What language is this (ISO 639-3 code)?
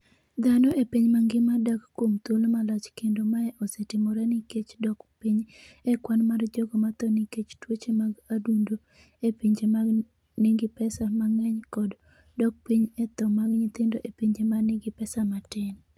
luo